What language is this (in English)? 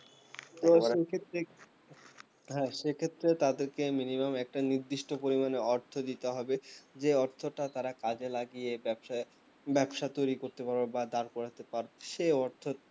Bangla